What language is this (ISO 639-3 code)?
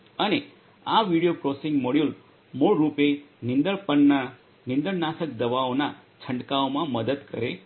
guj